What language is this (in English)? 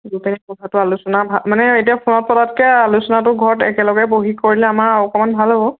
Assamese